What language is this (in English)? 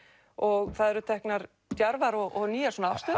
Icelandic